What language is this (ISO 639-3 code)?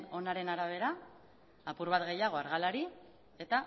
eus